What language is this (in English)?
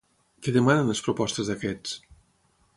Catalan